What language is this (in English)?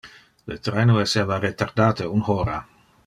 Interlingua